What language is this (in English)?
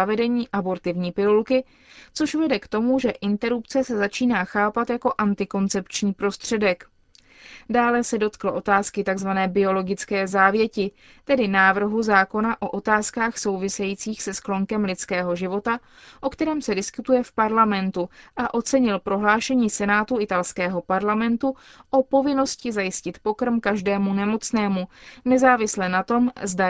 Czech